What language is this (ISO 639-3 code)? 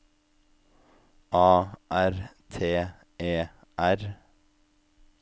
nor